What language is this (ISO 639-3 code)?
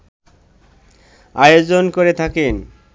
ben